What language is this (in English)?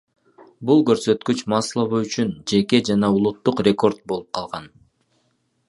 Kyrgyz